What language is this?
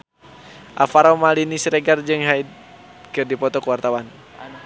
Sundanese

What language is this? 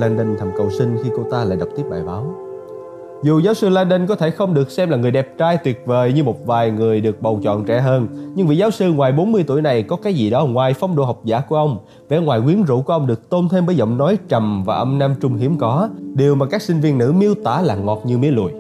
Vietnamese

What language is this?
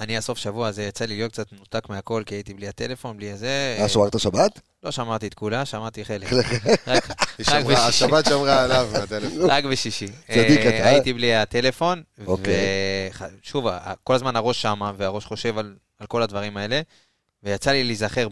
Hebrew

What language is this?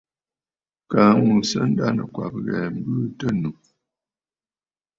Bafut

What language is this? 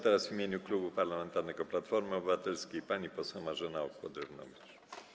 Polish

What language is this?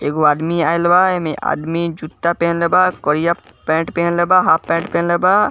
Bhojpuri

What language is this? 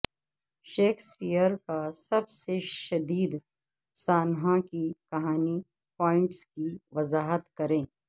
Urdu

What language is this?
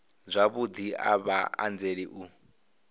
Venda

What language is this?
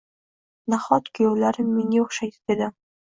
Uzbek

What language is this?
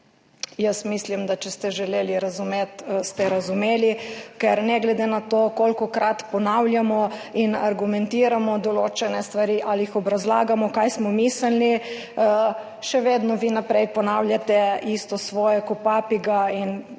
Slovenian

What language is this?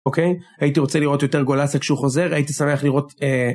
Hebrew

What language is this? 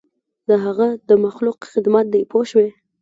Pashto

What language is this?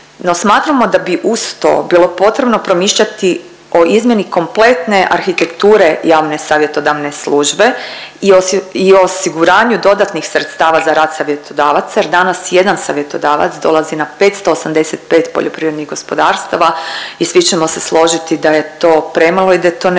Croatian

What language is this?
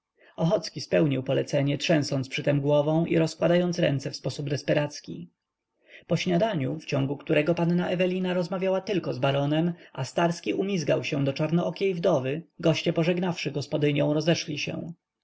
Polish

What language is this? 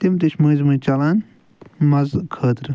Kashmiri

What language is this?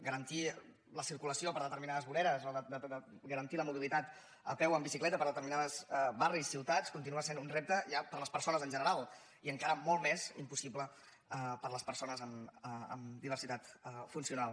Catalan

